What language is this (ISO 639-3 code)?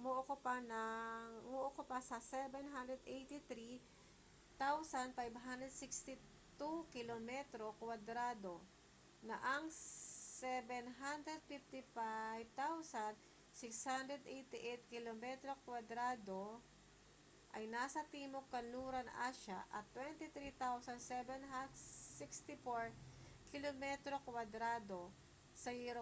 fil